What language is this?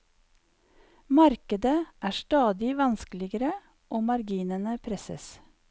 Norwegian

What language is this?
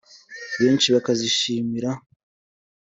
Kinyarwanda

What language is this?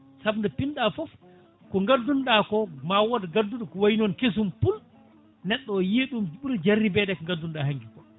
Fula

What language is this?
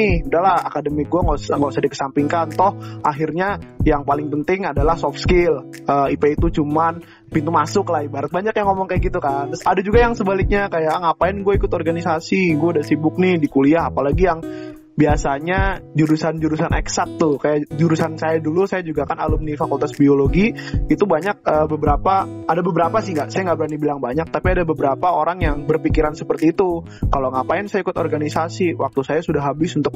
Indonesian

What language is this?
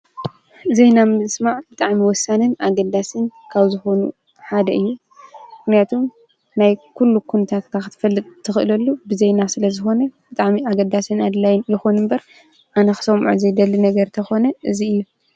Tigrinya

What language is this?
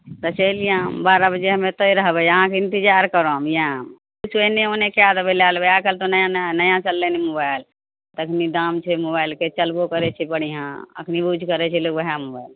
Maithili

